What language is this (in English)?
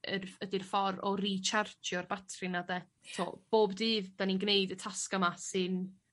Welsh